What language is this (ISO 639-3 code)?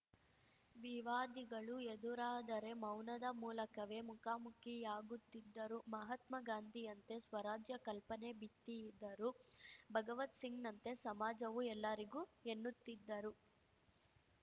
kan